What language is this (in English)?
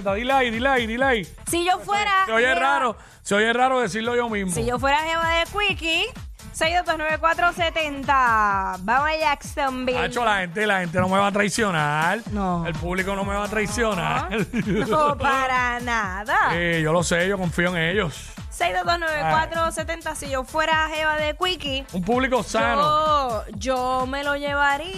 Spanish